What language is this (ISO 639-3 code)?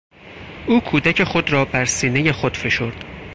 fas